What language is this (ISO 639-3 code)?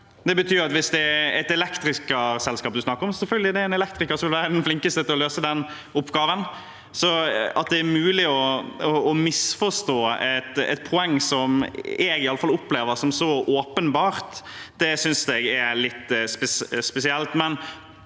nor